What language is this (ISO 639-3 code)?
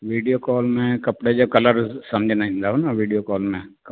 snd